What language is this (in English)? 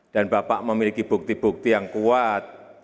Indonesian